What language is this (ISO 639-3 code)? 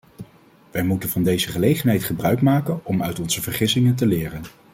nld